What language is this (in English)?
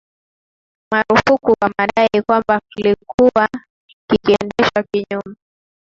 Swahili